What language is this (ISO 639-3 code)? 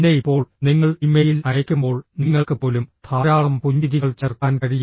mal